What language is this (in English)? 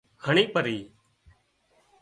Wadiyara Koli